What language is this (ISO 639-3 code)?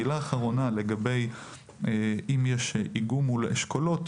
heb